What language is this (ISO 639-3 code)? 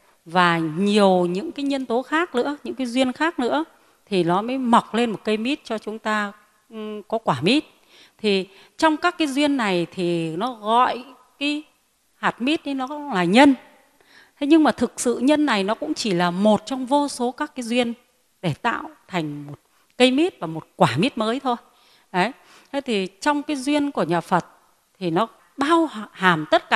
vie